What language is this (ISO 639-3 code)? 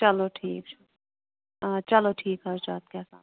kas